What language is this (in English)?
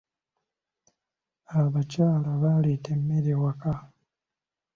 Ganda